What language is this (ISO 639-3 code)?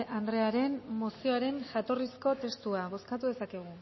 eus